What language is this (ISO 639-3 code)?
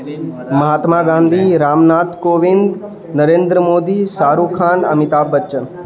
urd